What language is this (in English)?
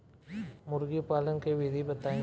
Bhojpuri